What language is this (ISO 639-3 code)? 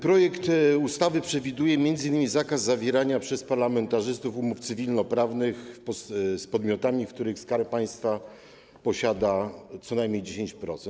pol